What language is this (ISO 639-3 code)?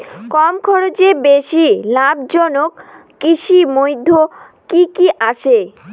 ben